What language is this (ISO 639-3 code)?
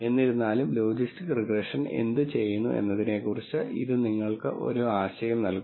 mal